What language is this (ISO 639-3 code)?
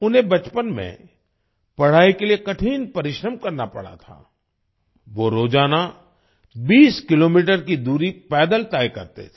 hin